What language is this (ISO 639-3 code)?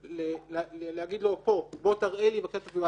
heb